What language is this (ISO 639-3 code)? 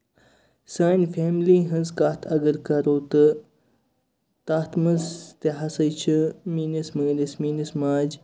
kas